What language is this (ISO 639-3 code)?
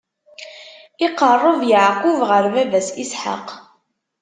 kab